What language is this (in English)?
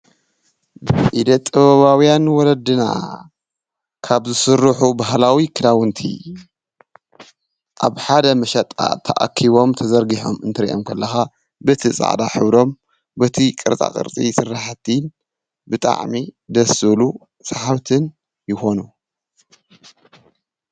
Tigrinya